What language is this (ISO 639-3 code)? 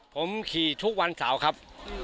tha